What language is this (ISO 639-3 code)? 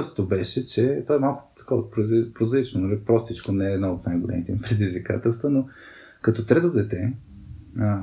bul